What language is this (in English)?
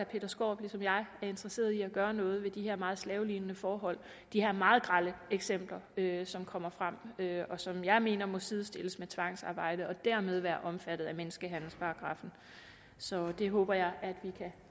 Danish